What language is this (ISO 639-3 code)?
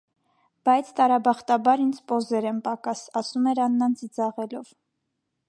hye